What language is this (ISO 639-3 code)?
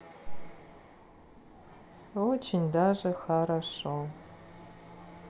rus